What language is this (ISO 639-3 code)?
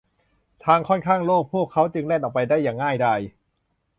tha